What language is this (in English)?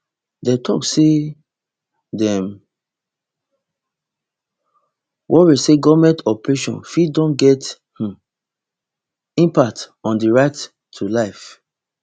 Nigerian Pidgin